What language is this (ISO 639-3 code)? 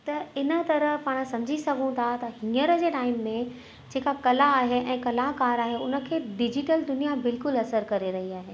snd